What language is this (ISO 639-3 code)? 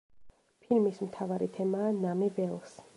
kat